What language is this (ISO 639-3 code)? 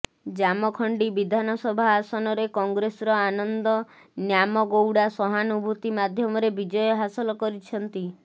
ori